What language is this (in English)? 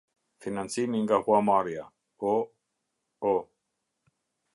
Albanian